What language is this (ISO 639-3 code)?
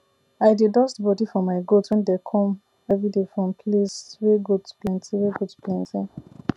pcm